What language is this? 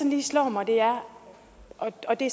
Danish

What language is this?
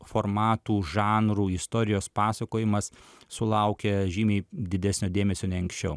Lithuanian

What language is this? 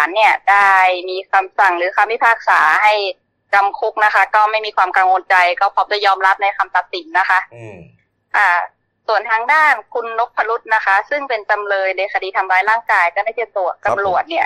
Thai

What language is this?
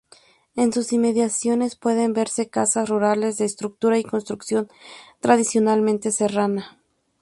Spanish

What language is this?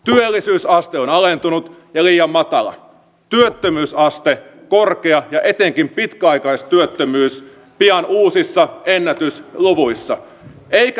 Finnish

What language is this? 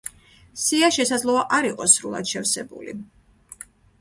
Georgian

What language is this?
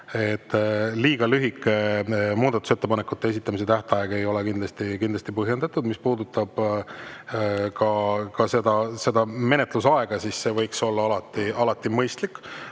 Estonian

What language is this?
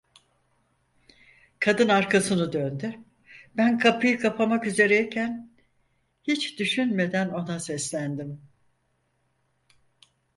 Turkish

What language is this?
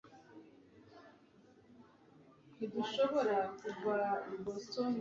Kinyarwanda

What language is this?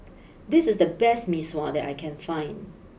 English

